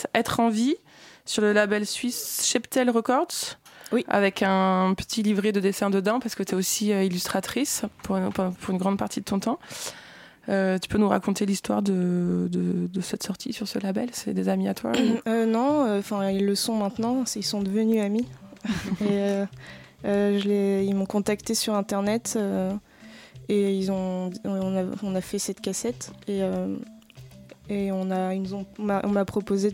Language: French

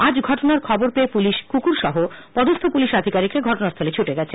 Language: Bangla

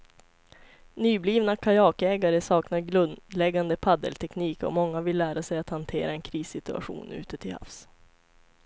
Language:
Swedish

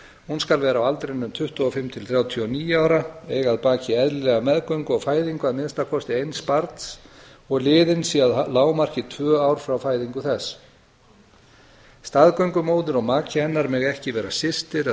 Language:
Icelandic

